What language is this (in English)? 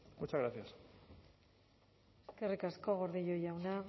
Basque